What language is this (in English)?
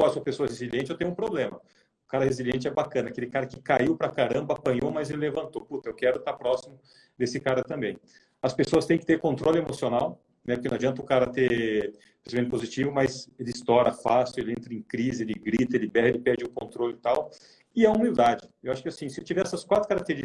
Portuguese